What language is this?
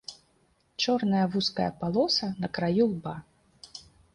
Belarusian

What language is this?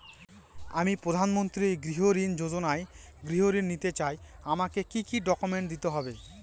Bangla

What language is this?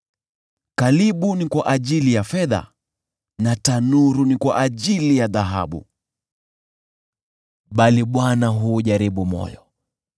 Swahili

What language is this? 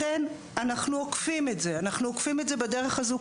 Hebrew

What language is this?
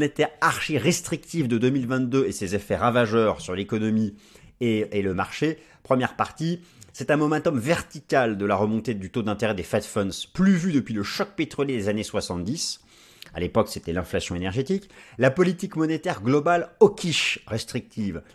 French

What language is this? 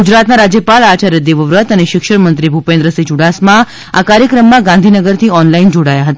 Gujarati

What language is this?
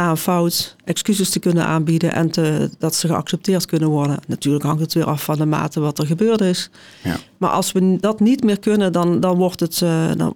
Dutch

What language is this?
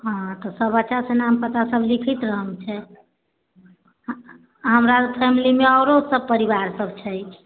Maithili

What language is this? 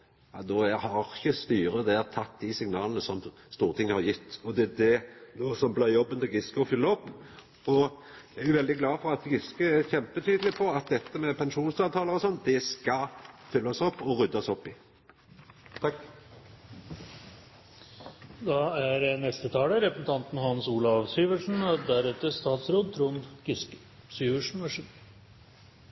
Norwegian Nynorsk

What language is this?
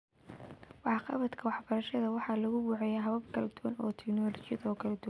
Somali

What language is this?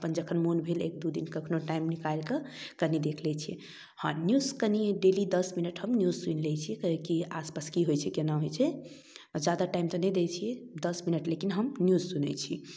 Maithili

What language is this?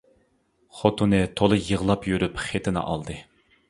Uyghur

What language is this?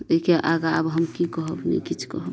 Maithili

